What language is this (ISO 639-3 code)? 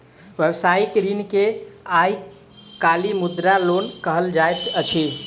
mai